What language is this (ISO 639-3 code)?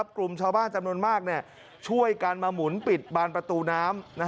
tha